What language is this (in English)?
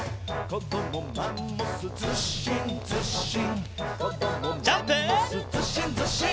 Japanese